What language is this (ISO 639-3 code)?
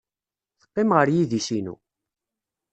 kab